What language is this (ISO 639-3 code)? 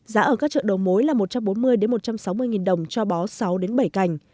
vie